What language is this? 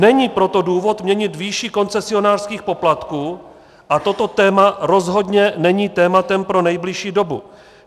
Czech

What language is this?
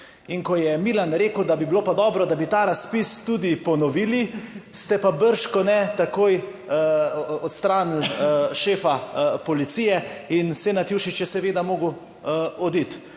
Slovenian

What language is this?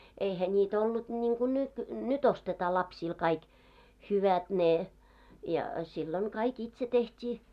Finnish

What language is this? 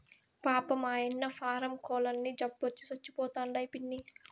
Telugu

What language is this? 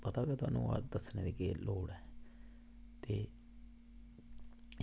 Dogri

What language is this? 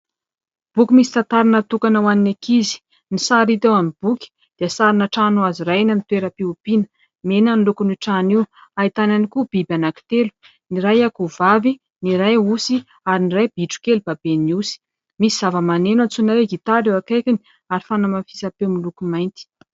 Malagasy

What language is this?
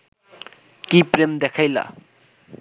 Bangla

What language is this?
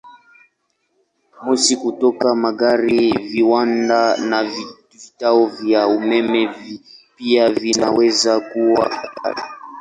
Swahili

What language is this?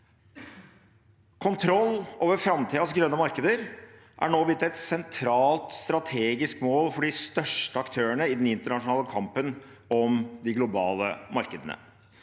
Norwegian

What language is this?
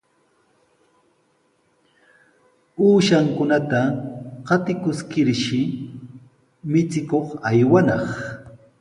Sihuas Ancash Quechua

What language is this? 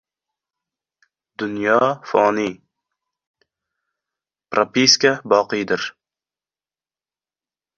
Uzbek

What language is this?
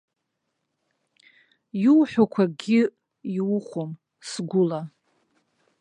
Abkhazian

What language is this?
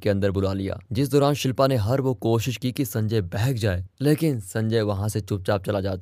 Hindi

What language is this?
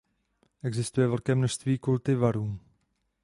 Czech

